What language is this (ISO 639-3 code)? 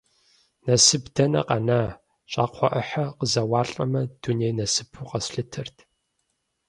kbd